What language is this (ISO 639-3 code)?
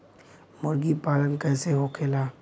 bho